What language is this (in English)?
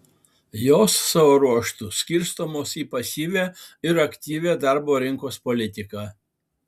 Lithuanian